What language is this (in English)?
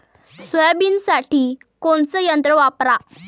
Marathi